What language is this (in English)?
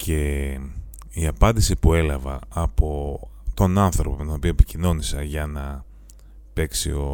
Greek